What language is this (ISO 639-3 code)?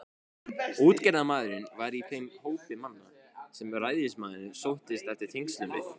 isl